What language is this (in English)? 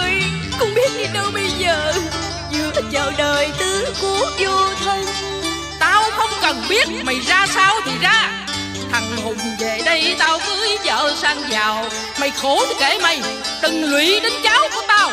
Vietnamese